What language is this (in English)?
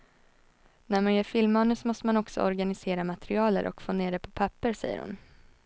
Swedish